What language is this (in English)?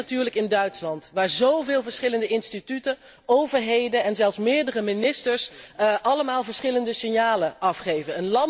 Dutch